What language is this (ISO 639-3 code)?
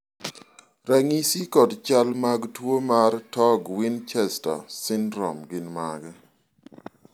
luo